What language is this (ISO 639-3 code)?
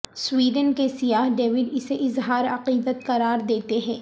urd